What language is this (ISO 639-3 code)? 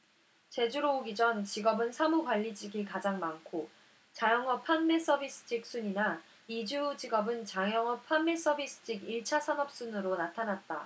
kor